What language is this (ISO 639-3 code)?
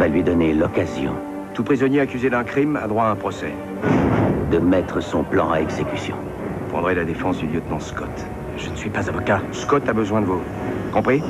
fra